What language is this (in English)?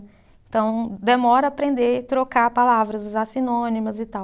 Portuguese